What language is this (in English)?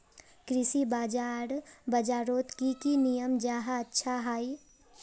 Magahi